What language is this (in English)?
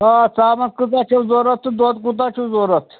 Kashmiri